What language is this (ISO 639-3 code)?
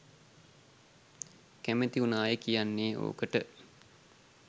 sin